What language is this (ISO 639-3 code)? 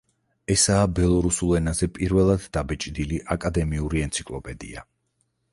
kat